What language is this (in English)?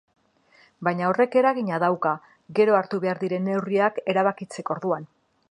Basque